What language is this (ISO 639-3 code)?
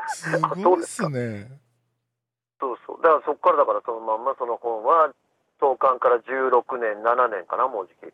jpn